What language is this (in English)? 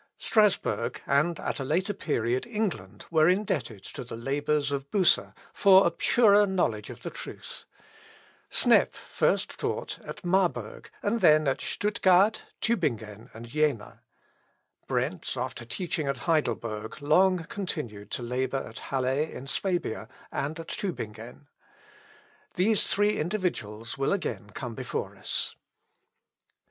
English